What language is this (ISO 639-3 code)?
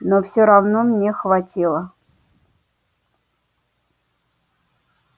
rus